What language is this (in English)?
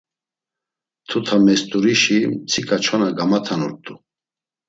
Laz